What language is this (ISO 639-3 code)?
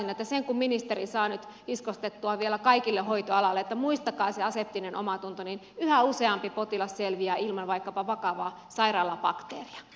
fin